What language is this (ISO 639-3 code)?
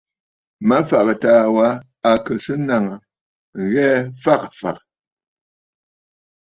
bfd